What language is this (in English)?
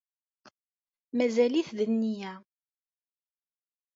Kabyle